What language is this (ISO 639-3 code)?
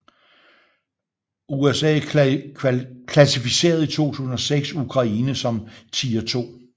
dan